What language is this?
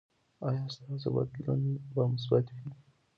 Pashto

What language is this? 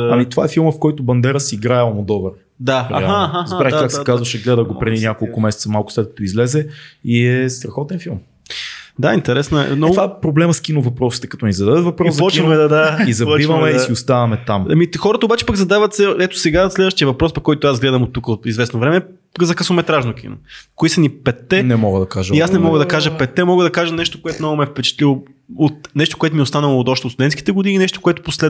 Bulgarian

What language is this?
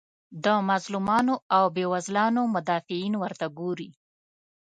Pashto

